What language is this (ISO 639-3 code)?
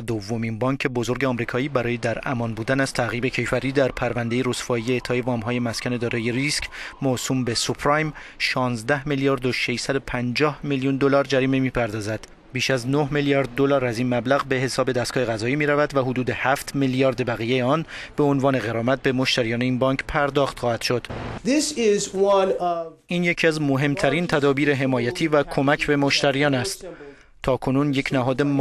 fas